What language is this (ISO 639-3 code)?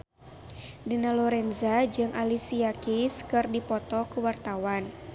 sun